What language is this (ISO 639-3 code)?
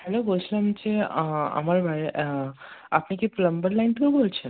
ben